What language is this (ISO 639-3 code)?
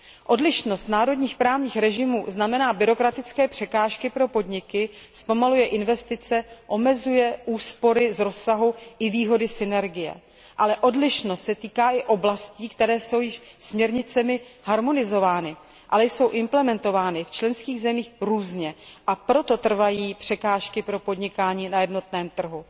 ces